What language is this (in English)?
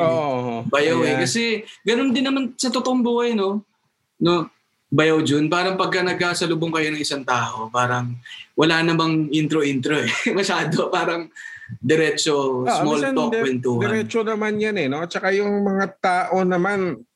Filipino